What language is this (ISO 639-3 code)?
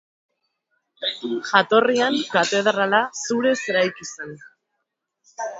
eus